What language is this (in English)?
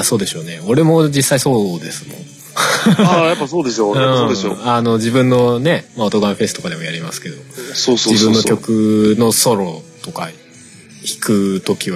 Japanese